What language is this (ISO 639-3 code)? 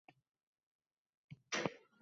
uzb